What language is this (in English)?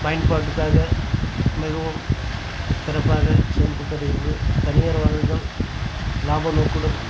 Tamil